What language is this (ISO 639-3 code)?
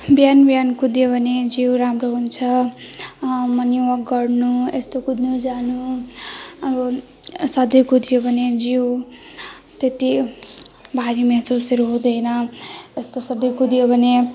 nep